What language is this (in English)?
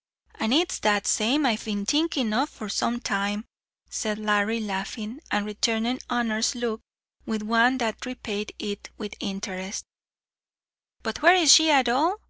English